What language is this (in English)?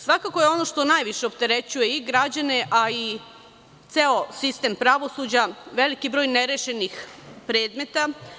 Serbian